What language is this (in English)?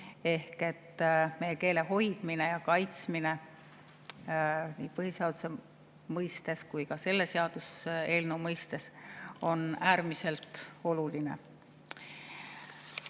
Estonian